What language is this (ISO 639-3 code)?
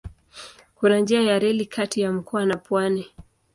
swa